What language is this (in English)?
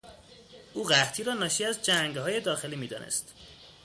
Persian